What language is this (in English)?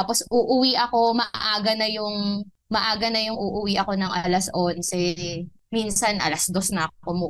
Filipino